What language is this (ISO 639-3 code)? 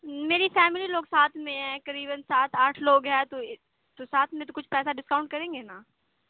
urd